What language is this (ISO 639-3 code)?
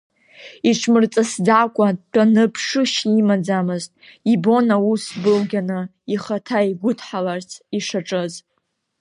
abk